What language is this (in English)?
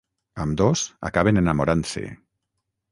Catalan